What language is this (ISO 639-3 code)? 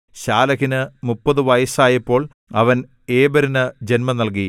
mal